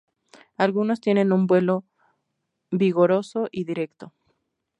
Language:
Spanish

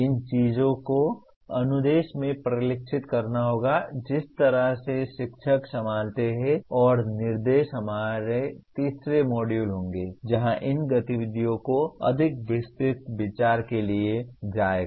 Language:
Hindi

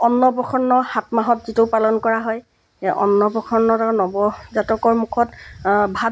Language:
Assamese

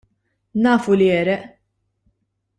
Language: Maltese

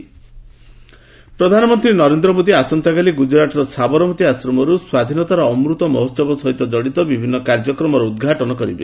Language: Odia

